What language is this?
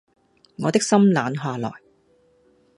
Cantonese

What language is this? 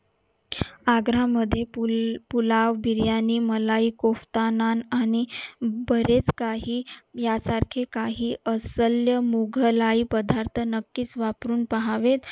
Marathi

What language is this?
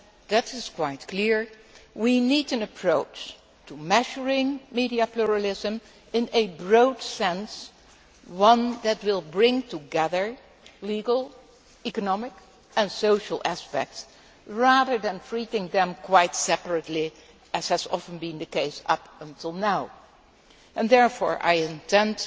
English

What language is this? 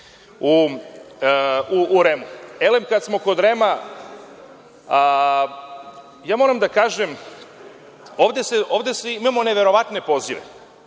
Serbian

